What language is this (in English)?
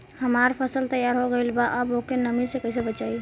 Bhojpuri